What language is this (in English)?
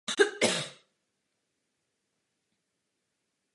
Czech